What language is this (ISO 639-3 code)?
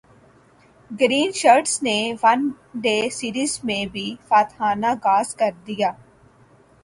urd